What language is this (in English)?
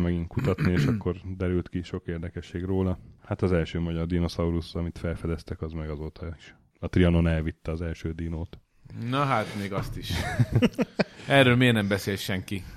Hungarian